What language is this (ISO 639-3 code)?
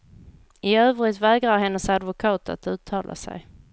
swe